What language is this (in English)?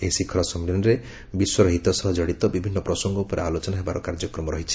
Odia